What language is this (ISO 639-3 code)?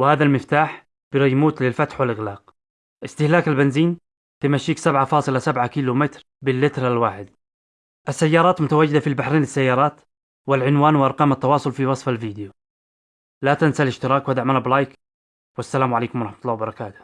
ara